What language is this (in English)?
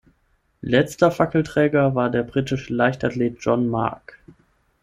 German